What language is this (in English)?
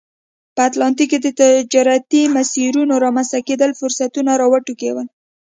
Pashto